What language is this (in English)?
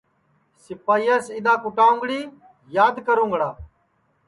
Sansi